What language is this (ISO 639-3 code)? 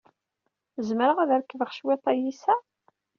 kab